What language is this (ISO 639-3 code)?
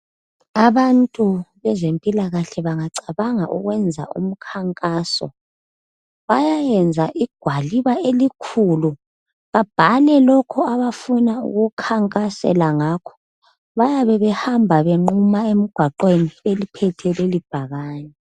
nde